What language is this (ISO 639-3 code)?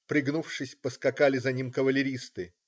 rus